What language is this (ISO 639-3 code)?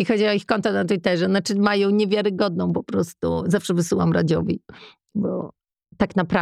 pol